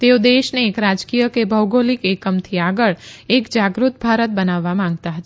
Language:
Gujarati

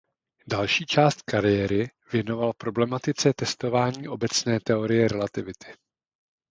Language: Czech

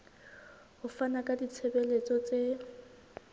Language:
Southern Sotho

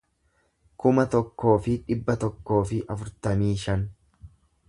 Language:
Oromo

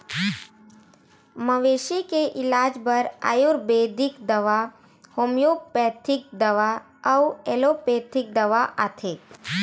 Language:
Chhattisgarhi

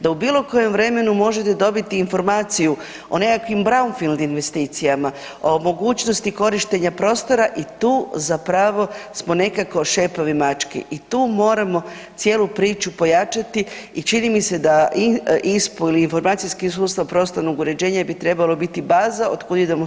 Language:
Croatian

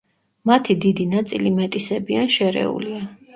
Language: Georgian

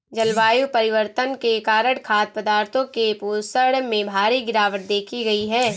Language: Hindi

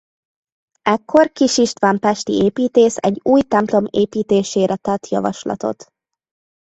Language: Hungarian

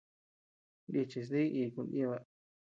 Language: Tepeuxila Cuicatec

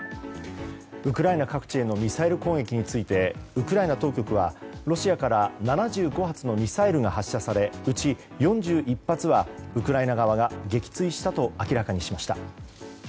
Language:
Japanese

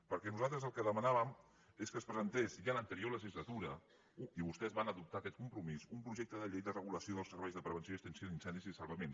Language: Catalan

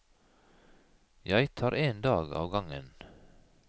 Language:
Norwegian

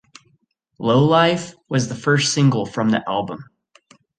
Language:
English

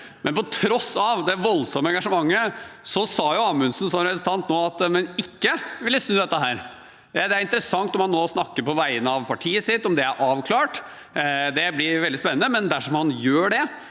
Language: Norwegian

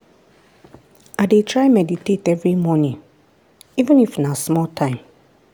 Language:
Nigerian Pidgin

